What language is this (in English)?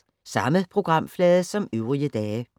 Danish